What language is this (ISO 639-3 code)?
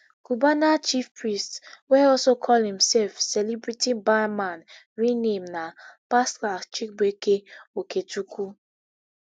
pcm